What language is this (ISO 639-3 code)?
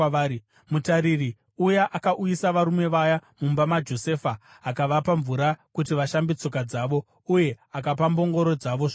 sna